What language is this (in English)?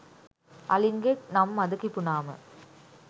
Sinhala